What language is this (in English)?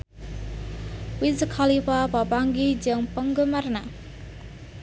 Sundanese